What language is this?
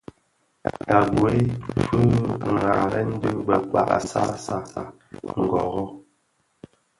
Bafia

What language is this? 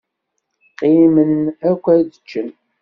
Kabyle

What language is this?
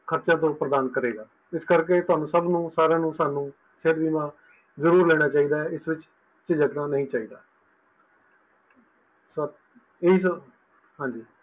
Punjabi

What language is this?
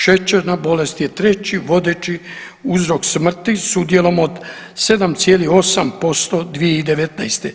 Croatian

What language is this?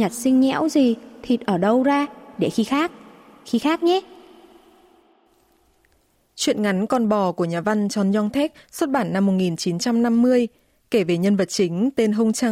Vietnamese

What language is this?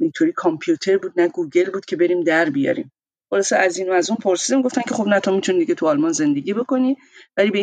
Persian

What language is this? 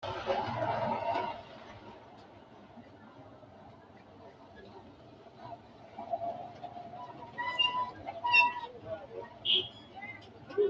Sidamo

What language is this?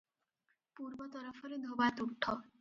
Odia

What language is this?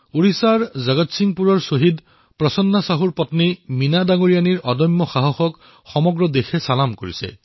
Assamese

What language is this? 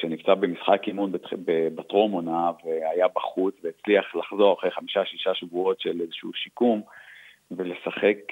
Hebrew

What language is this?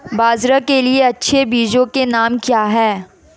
Hindi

